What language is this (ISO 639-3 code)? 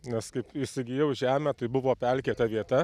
lit